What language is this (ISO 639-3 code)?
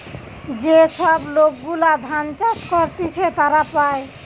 ben